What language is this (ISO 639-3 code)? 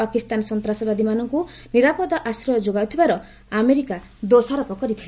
ori